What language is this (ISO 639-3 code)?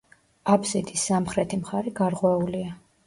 kat